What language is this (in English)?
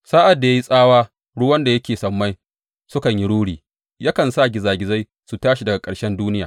Hausa